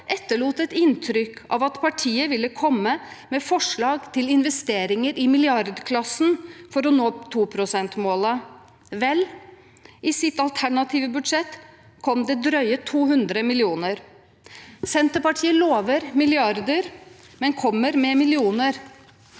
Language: Norwegian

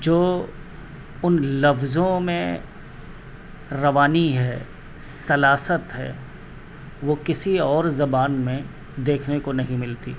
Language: Urdu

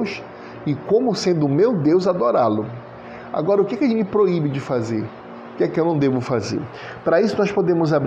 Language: Portuguese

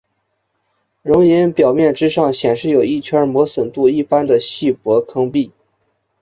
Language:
Chinese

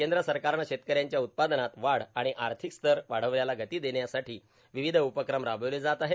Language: Marathi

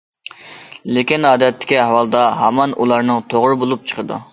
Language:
Uyghur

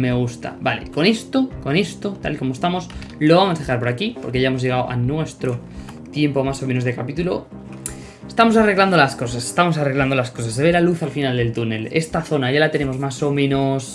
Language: Spanish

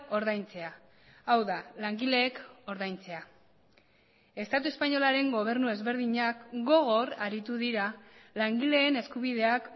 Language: Basque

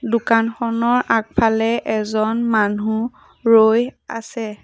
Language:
Assamese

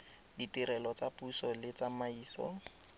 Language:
Tswana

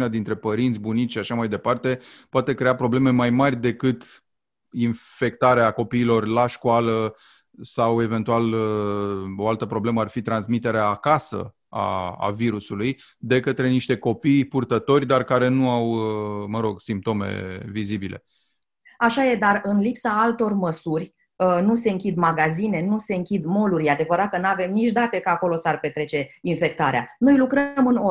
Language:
Romanian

